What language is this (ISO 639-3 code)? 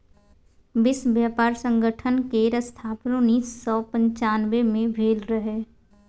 mai